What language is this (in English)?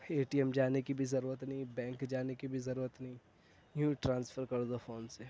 Urdu